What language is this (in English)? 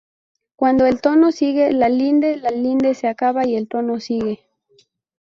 Spanish